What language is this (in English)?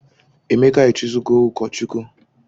Igbo